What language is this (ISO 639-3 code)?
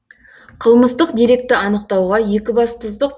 kaz